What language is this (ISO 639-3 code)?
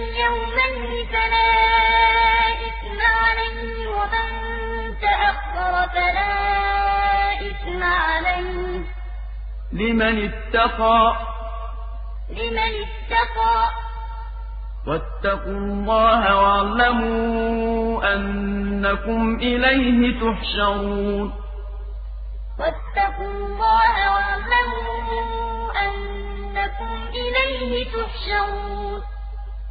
ara